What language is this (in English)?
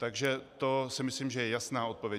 Czech